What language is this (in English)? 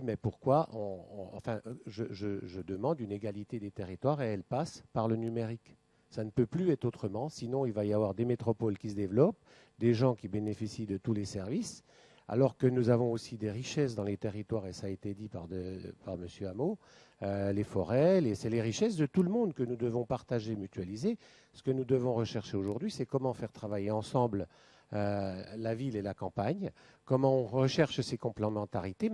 French